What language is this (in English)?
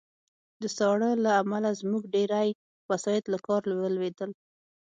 Pashto